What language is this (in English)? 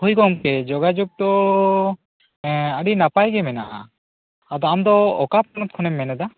Santali